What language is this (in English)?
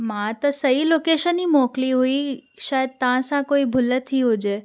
Sindhi